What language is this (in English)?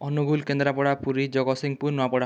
Odia